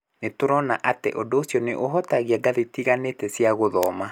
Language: Kikuyu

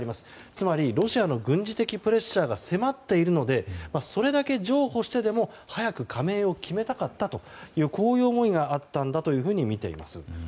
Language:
Japanese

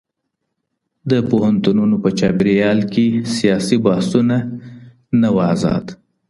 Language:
Pashto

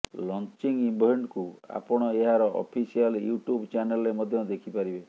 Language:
Odia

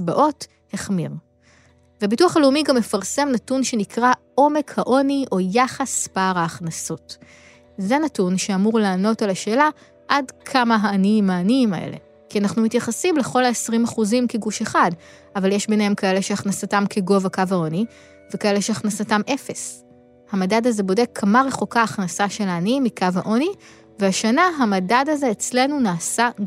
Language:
Hebrew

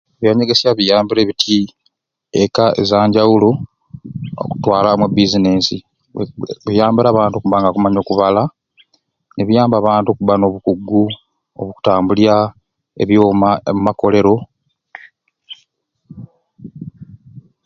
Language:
Ruuli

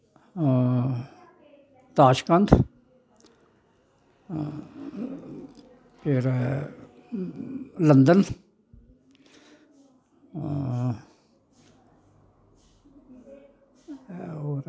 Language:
Dogri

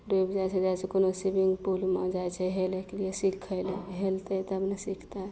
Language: Maithili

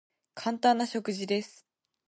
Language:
Japanese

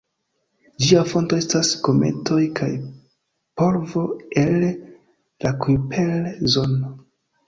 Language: Esperanto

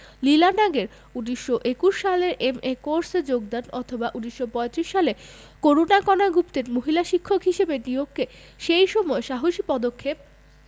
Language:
Bangla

